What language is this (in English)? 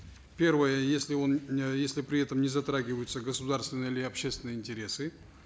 Kazakh